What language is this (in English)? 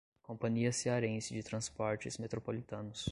Portuguese